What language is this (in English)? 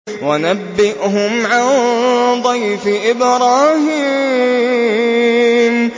Arabic